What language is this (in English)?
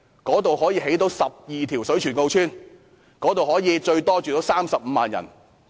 Cantonese